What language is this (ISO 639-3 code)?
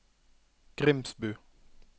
nor